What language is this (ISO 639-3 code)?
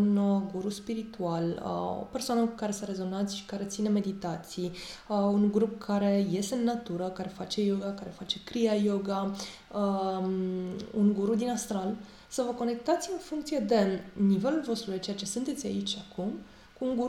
ron